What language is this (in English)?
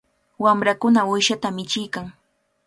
Cajatambo North Lima Quechua